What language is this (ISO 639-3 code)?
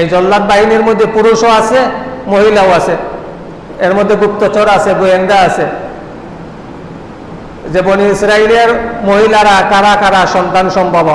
ind